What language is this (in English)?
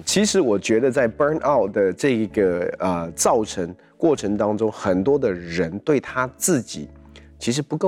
Chinese